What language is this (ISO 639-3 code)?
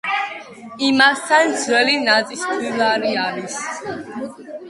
kat